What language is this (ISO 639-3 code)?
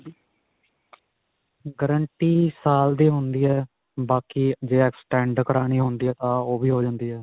pan